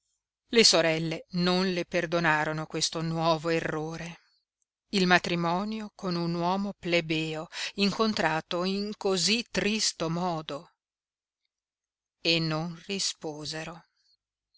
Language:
Italian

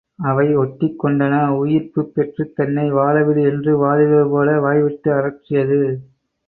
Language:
Tamil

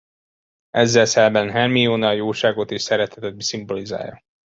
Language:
Hungarian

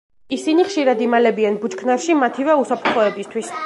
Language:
Georgian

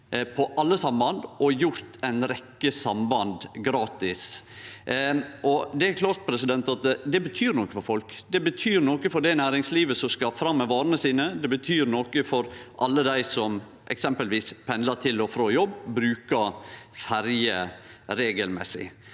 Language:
Norwegian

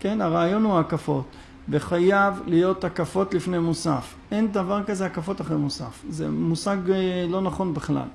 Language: Hebrew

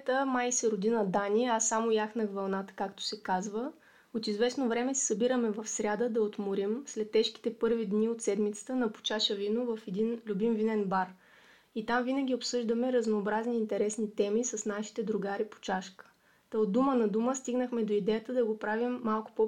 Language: Bulgarian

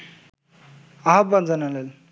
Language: Bangla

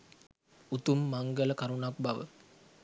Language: Sinhala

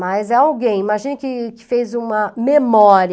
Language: Portuguese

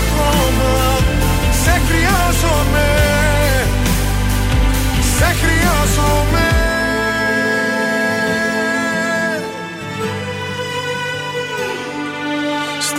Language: Greek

